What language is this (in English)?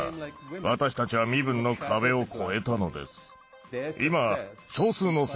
Japanese